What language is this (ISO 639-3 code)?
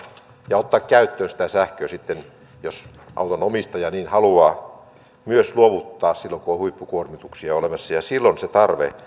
fin